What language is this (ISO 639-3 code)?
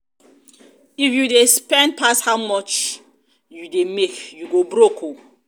pcm